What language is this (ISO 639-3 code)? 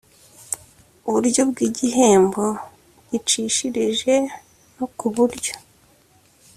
kin